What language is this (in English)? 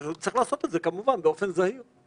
Hebrew